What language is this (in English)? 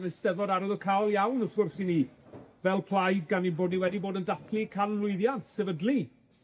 Welsh